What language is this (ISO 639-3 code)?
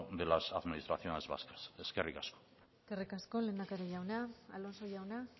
eus